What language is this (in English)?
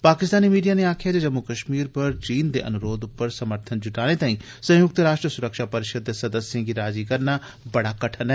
Dogri